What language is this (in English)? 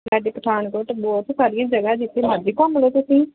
Punjabi